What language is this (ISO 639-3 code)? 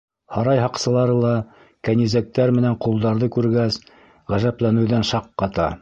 bak